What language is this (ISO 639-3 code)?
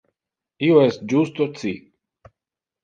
ina